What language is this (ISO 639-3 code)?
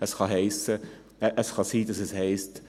gsw